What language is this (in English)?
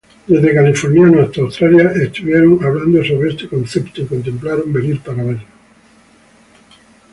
Spanish